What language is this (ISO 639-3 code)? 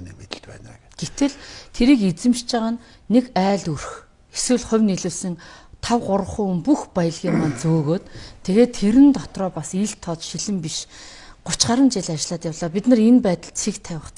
tur